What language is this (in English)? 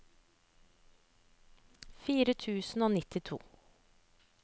Norwegian